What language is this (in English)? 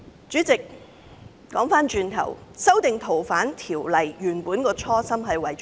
Cantonese